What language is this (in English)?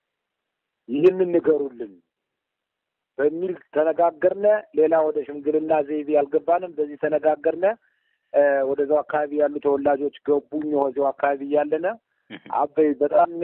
Arabic